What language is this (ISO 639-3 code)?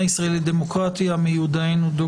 heb